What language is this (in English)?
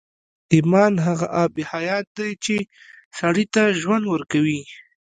Pashto